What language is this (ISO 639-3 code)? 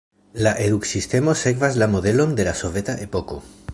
epo